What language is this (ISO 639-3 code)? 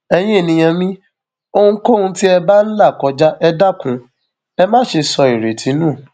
yor